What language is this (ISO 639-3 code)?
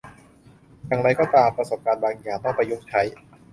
tha